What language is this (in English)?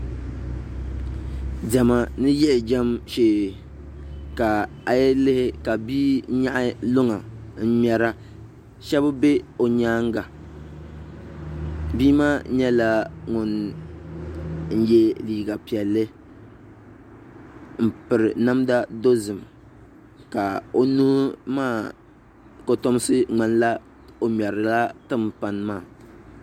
Dagbani